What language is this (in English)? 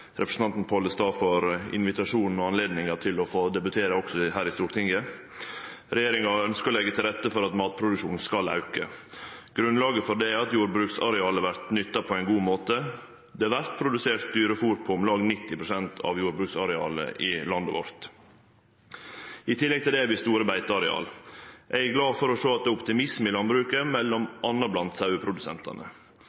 Norwegian Nynorsk